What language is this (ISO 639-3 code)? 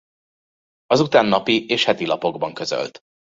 hun